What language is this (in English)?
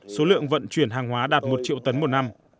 Vietnamese